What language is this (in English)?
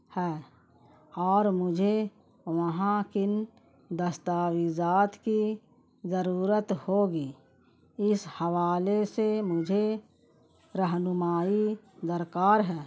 Urdu